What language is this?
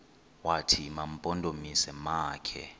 Xhosa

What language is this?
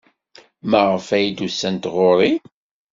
Kabyle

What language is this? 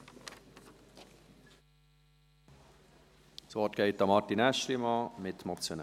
Swiss German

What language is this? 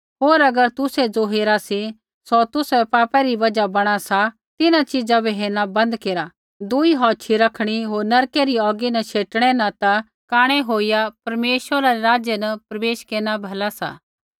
Kullu Pahari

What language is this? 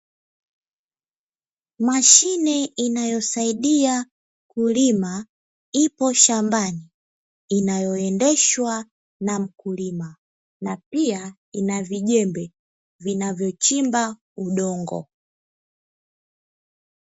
Swahili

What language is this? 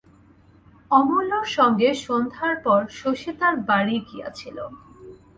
Bangla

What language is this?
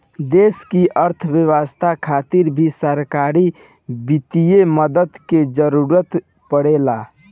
Bhojpuri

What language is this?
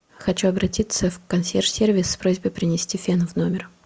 Russian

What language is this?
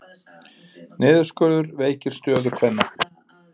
Icelandic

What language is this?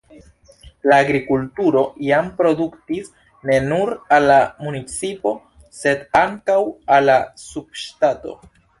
Esperanto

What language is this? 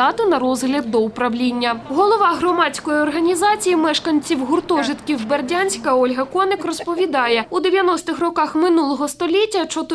Ukrainian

